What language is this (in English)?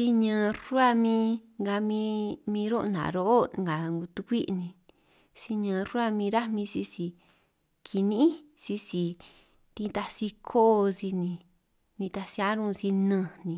San Martín Itunyoso Triqui